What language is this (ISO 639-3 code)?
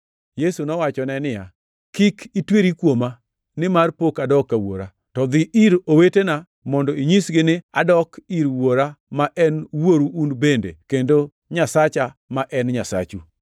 luo